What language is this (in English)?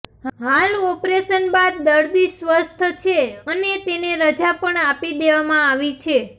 Gujarati